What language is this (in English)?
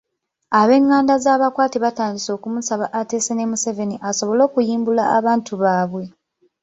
Ganda